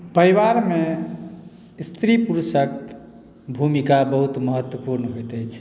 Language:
Maithili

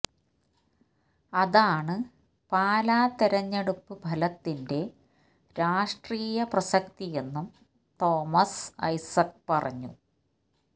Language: Malayalam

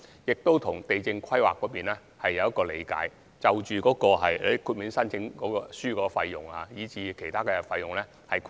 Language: Cantonese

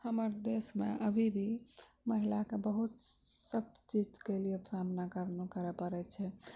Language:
Maithili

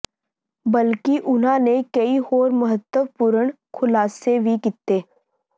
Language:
Punjabi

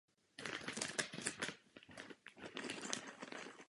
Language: Czech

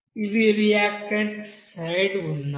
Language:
Telugu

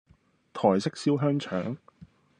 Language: Cantonese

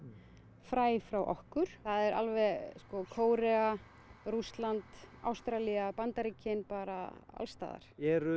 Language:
Icelandic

